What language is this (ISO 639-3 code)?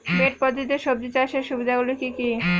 ben